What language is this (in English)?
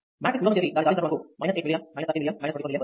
Telugu